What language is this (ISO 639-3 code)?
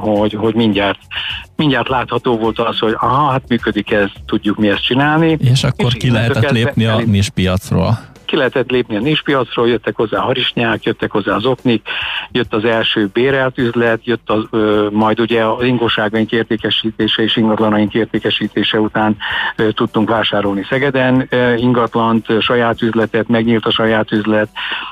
hun